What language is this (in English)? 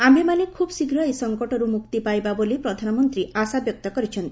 Odia